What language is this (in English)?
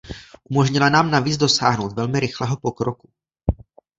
Czech